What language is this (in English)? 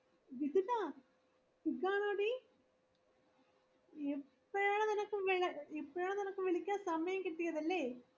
Malayalam